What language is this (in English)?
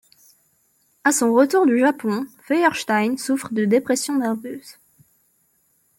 French